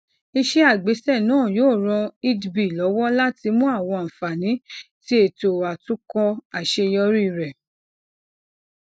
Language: Yoruba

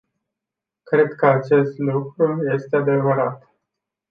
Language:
Romanian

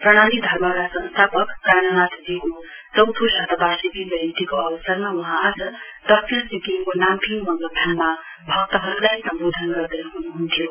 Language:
Nepali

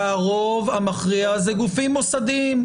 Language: Hebrew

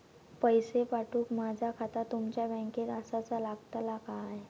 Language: Marathi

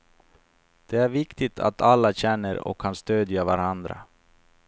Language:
Swedish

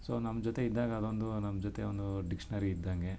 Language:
Kannada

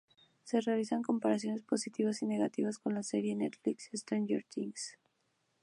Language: Spanish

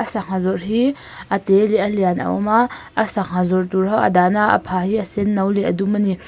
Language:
Mizo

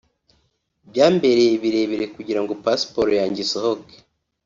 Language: Kinyarwanda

